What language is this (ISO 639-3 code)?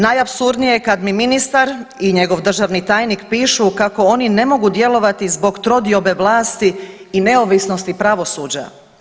hrv